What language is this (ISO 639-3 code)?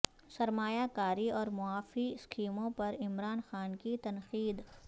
urd